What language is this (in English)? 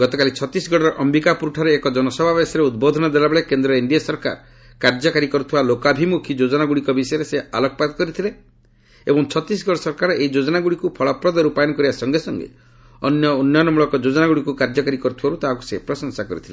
Odia